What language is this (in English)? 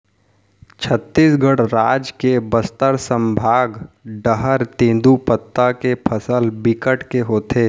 Chhattisgarhi